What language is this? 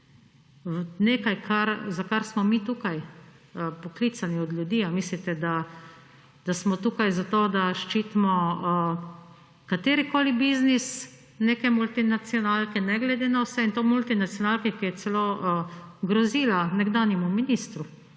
Slovenian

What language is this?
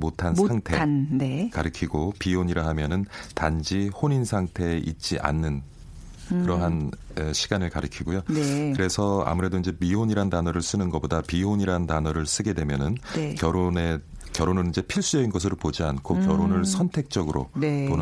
Korean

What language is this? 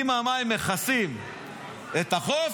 Hebrew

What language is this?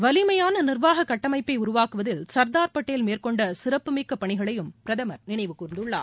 Tamil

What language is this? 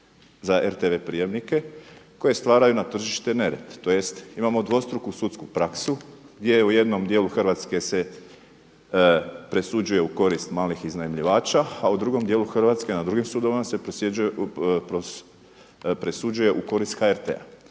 Croatian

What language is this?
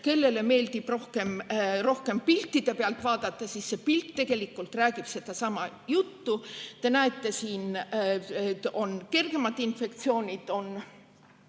Estonian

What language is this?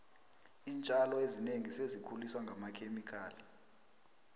South Ndebele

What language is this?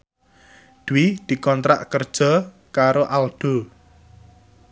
Javanese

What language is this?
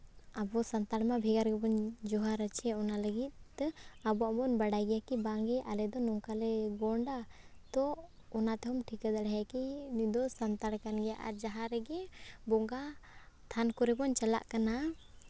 Santali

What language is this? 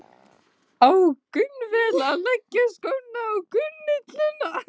Icelandic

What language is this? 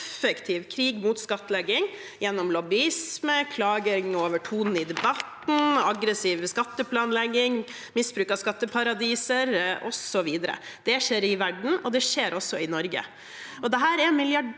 Norwegian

